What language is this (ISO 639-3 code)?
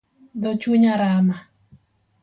luo